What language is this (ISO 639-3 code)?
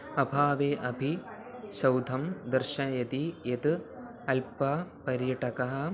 san